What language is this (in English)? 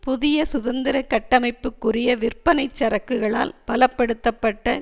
Tamil